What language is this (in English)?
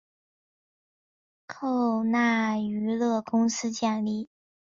Chinese